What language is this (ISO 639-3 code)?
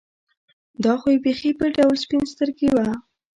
pus